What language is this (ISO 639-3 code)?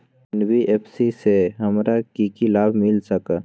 mag